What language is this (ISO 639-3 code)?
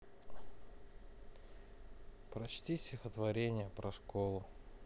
rus